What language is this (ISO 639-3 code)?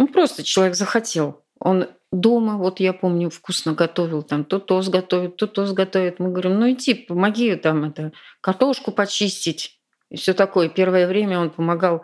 rus